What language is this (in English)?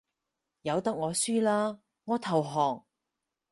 Cantonese